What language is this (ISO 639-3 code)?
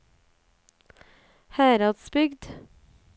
nor